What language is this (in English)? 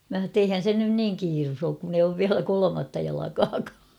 Finnish